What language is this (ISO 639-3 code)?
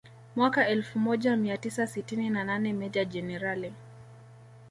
swa